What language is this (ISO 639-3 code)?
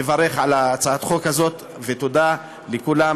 heb